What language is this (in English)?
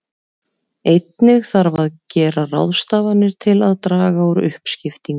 Icelandic